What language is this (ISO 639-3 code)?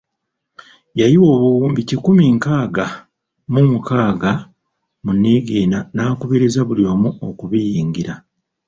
lug